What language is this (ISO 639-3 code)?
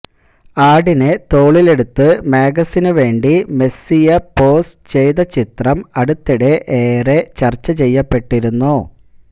mal